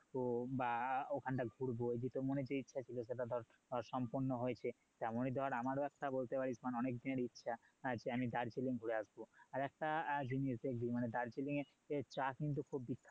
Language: Bangla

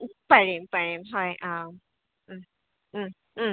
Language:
Assamese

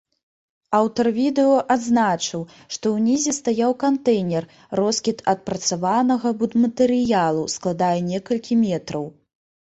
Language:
Belarusian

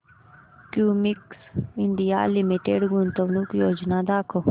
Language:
Marathi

